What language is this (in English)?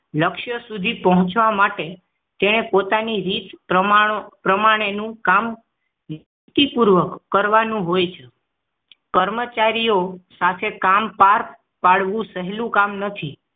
Gujarati